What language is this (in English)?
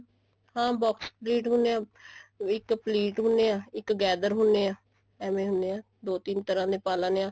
Punjabi